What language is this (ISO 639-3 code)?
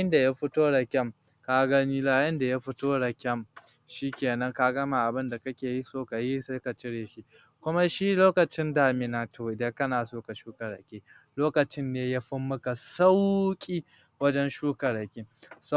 hau